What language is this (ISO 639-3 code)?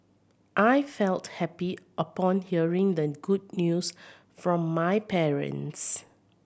eng